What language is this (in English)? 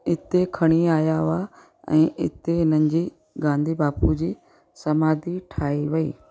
Sindhi